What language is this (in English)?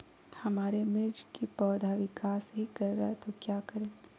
Magahi